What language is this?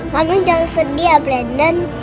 Indonesian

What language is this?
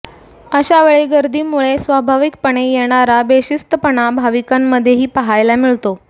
Marathi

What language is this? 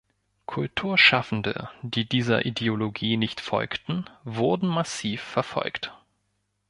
German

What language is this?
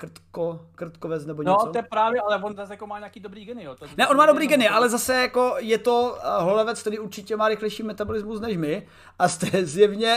Czech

